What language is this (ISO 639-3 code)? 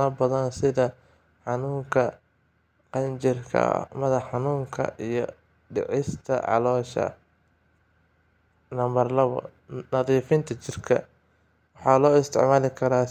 som